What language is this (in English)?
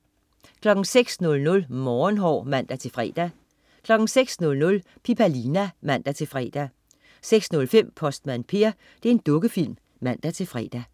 Danish